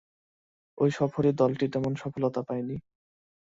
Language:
Bangla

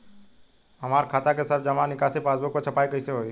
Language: Bhojpuri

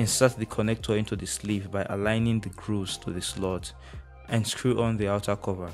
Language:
English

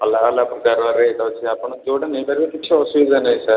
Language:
Odia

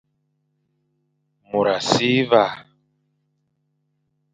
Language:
Fang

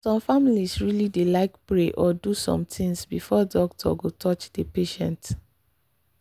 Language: Nigerian Pidgin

